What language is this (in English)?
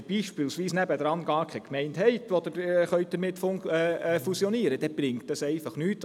Swiss German